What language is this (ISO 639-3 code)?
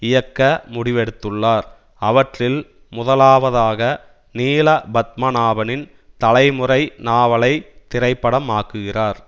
tam